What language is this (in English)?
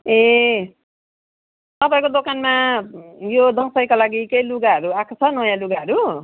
Nepali